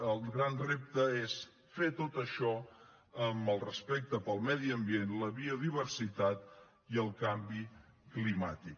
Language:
Catalan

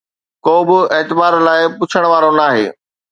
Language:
Sindhi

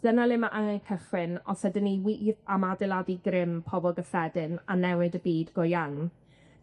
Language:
Welsh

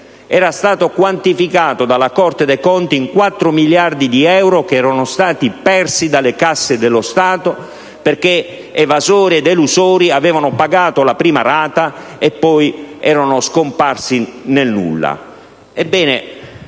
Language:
Italian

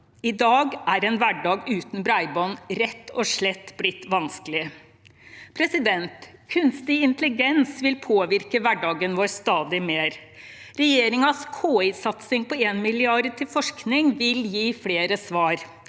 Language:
Norwegian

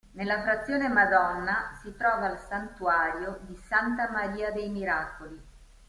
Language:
Italian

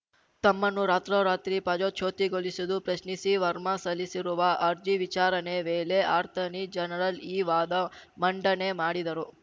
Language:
Kannada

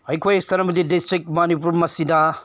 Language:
Manipuri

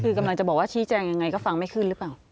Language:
Thai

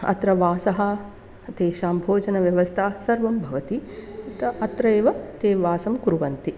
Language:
Sanskrit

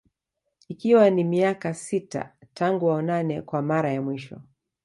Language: Swahili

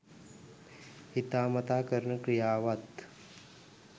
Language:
Sinhala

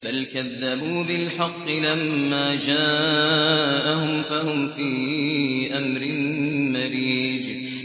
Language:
Arabic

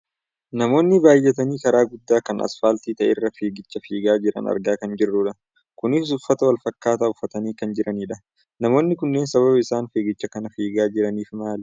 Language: Oromo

